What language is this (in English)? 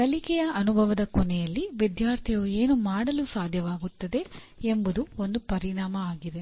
Kannada